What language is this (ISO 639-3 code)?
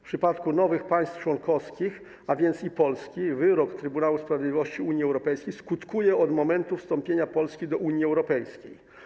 pol